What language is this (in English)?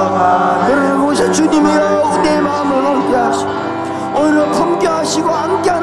Korean